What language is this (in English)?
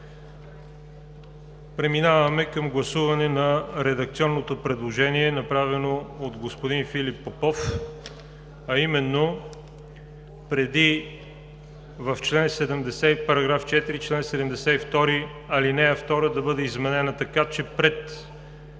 Bulgarian